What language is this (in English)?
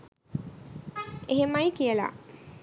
Sinhala